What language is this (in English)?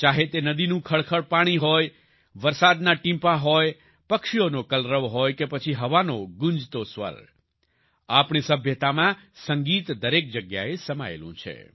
Gujarati